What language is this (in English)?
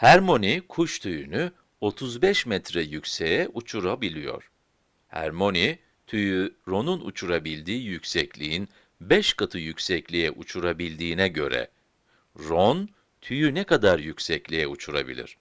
Turkish